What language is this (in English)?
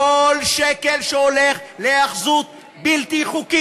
Hebrew